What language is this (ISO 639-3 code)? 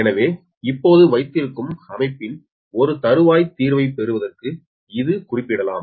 tam